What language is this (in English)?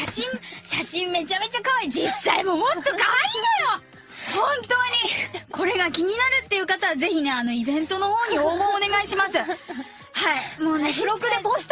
Japanese